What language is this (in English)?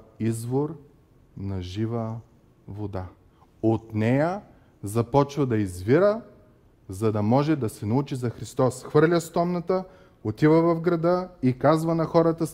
Bulgarian